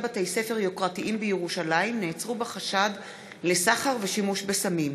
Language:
Hebrew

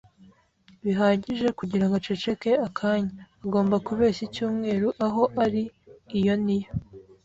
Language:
Kinyarwanda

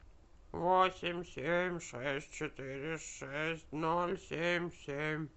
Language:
Russian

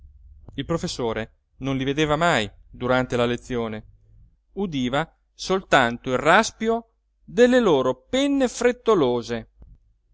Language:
Italian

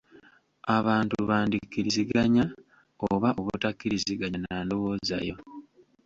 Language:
Ganda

